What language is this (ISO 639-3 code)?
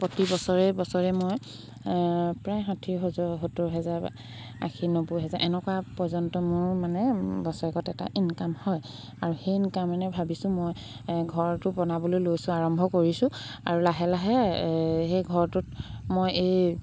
asm